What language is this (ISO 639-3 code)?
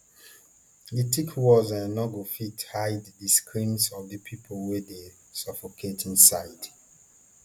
pcm